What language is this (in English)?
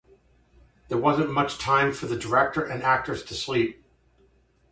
English